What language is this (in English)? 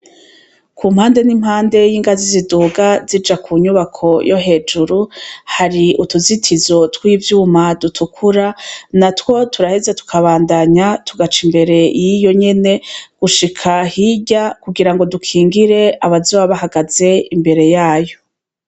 Rundi